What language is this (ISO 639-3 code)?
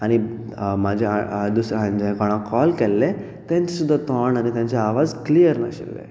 kok